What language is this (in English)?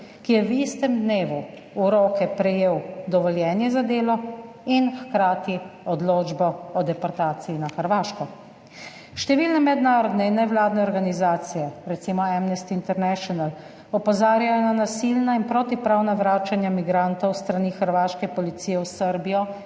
Slovenian